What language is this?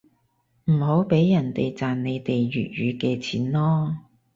Cantonese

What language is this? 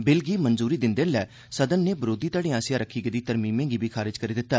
Dogri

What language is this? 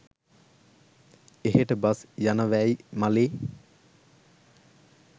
Sinhala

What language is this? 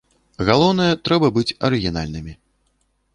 Belarusian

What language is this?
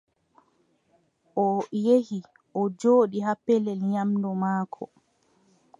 Adamawa Fulfulde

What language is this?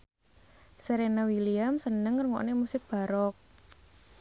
Javanese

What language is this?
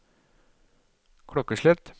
Norwegian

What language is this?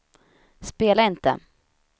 Swedish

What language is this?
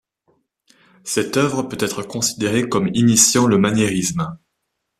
French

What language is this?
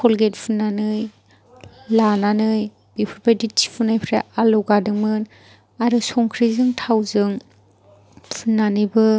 Bodo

